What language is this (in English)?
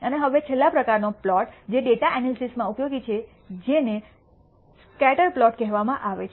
Gujarati